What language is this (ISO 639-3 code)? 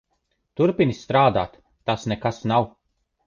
lav